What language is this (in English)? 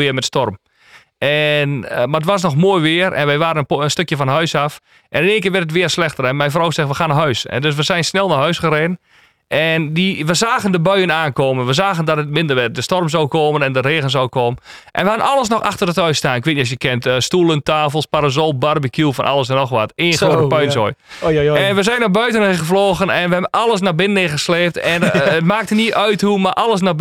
Dutch